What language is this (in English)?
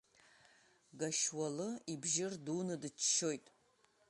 Abkhazian